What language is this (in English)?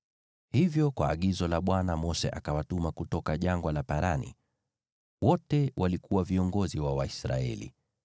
Swahili